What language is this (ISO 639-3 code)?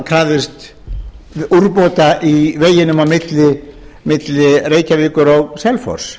isl